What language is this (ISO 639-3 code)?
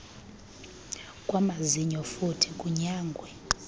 xho